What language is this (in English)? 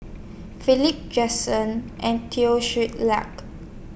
English